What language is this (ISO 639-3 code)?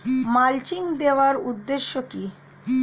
ben